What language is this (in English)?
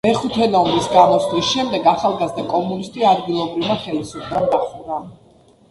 Georgian